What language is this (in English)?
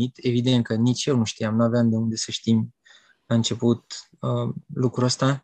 Romanian